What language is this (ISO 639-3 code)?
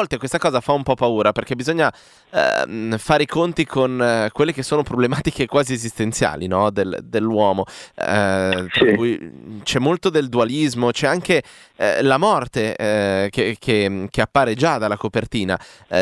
ita